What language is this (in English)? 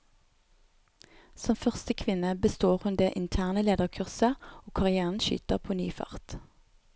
Norwegian